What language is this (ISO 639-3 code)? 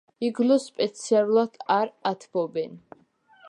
kat